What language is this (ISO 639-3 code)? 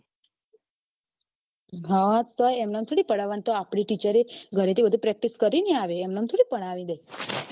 guj